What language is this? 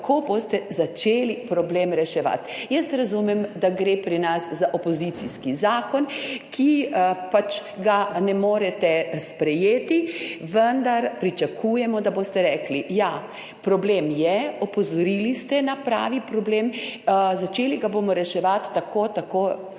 Slovenian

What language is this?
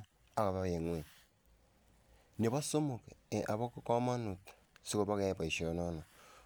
Kalenjin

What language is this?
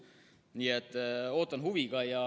Estonian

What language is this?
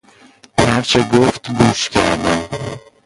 Persian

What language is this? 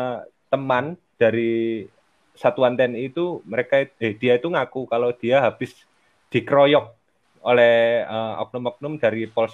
Indonesian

